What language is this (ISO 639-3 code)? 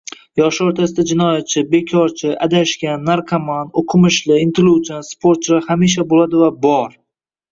uzb